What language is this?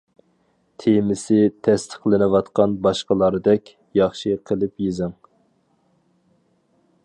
Uyghur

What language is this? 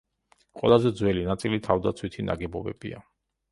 Georgian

